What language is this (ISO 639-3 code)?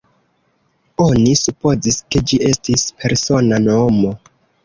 epo